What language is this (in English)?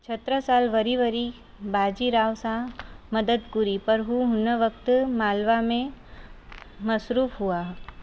Sindhi